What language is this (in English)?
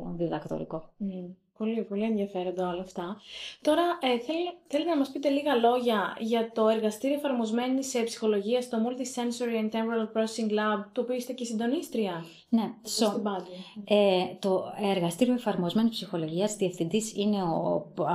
Greek